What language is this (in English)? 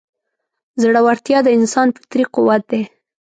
Pashto